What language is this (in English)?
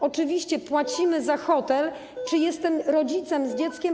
Polish